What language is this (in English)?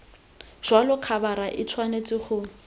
Tswana